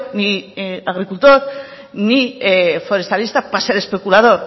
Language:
Spanish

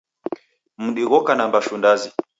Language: Taita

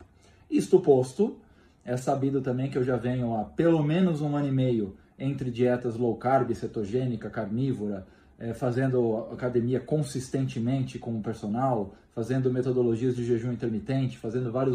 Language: Portuguese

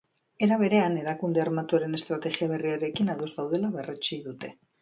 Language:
Basque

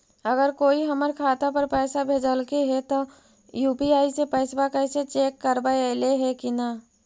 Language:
Magahi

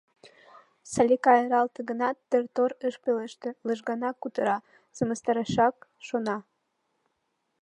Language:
Mari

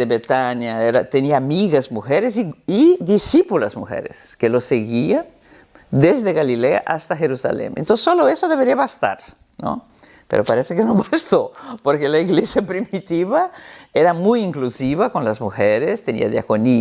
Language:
Spanish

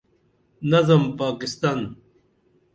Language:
Dameli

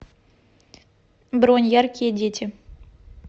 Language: Russian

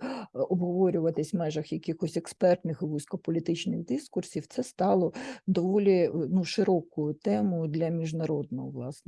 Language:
Ukrainian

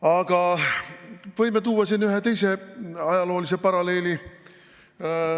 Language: Estonian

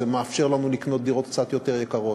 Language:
Hebrew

